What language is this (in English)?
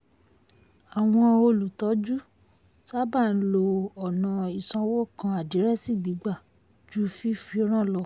Yoruba